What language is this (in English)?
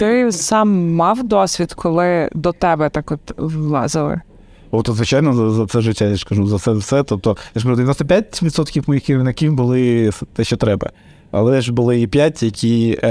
Ukrainian